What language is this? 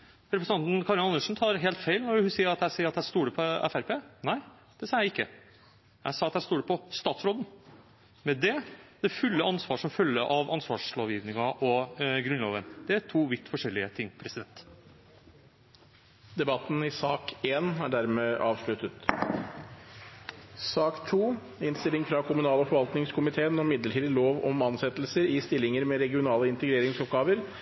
Norwegian Bokmål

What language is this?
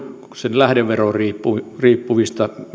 Finnish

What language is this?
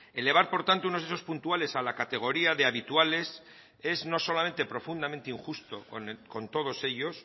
Spanish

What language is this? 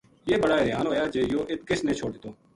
Gujari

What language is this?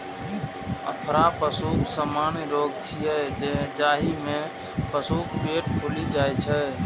Maithili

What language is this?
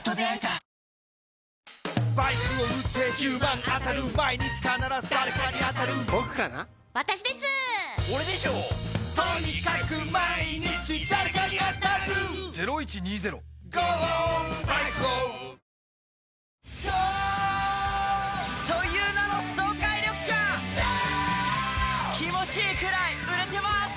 Japanese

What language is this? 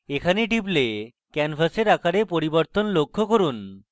Bangla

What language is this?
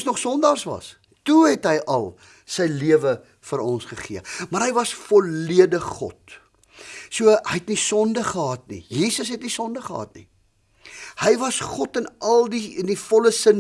Dutch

